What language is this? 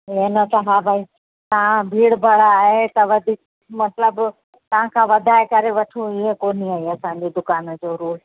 Sindhi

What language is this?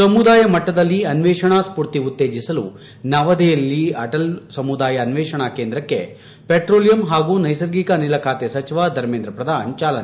Kannada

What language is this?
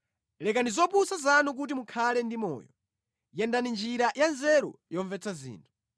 Nyanja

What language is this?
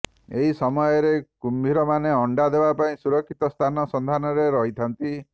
Odia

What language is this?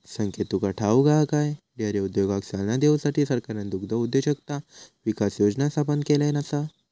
Marathi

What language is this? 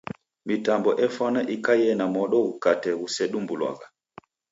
Taita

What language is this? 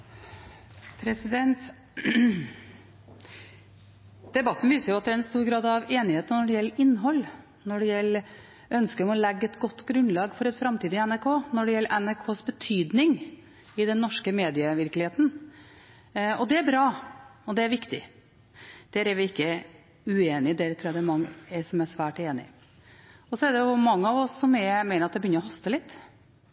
Norwegian Bokmål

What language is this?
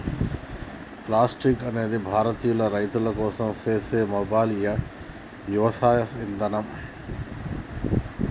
Telugu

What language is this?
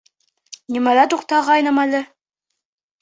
Bashkir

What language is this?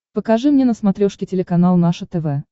Russian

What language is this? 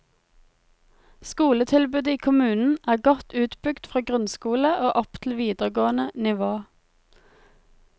Norwegian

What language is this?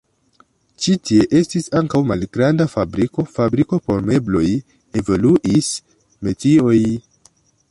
Esperanto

